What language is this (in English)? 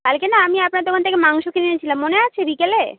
Bangla